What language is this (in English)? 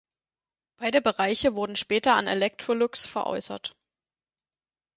German